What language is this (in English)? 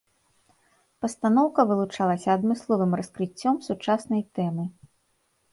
Belarusian